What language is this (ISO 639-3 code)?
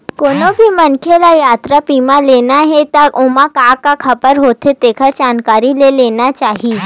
hne